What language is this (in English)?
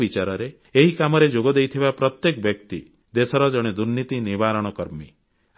Odia